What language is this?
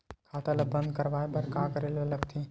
Chhattisgarhi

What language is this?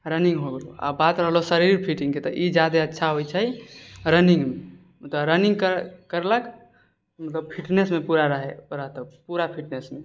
Maithili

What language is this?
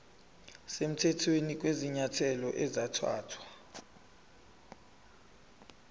Zulu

